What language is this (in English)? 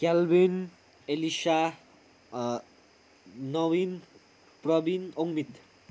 Nepali